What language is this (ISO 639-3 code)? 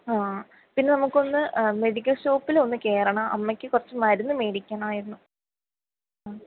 mal